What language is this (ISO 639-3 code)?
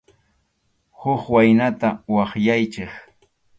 qxu